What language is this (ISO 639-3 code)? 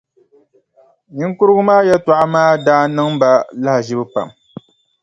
dag